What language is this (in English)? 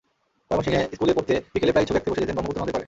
Bangla